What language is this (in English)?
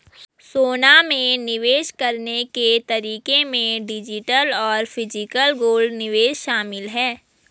Hindi